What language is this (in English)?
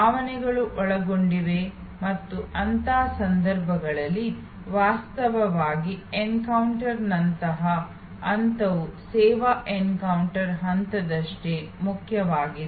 Kannada